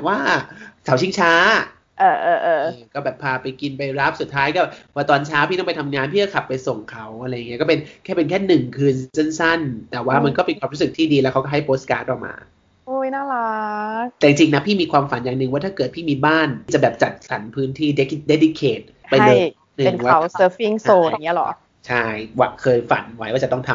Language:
Thai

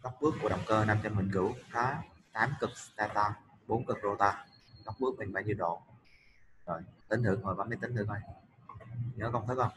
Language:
Vietnamese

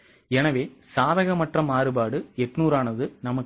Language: Tamil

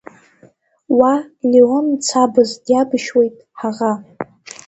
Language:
Abkhazian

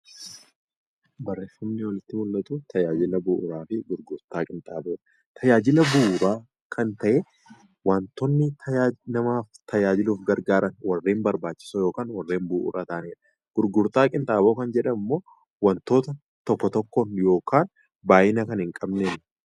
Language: Oromo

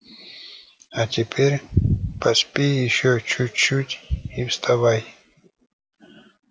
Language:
Russian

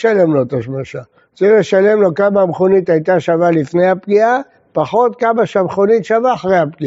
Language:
Hebrew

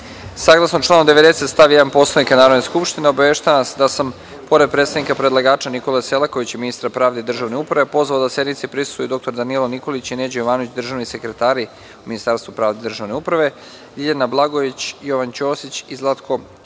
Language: Serbian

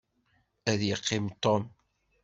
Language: Kabyle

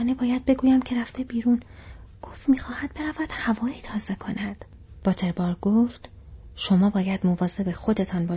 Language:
Persian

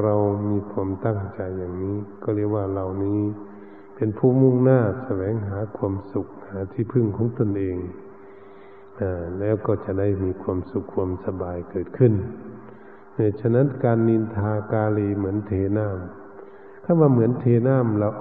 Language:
Thai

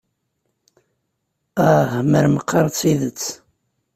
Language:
Kabyle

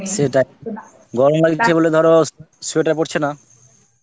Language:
Bangla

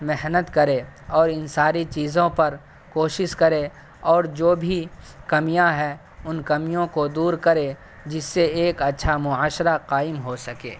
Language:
Urdu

